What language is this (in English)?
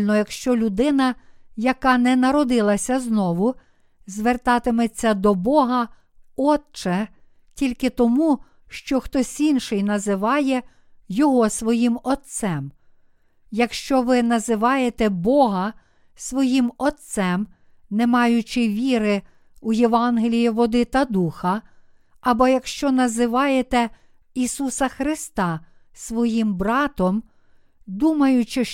Ukrainian